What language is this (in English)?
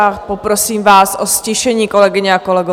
Czech